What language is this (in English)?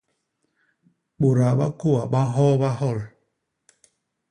Basaa